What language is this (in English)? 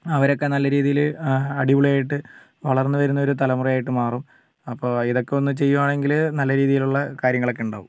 Malayalam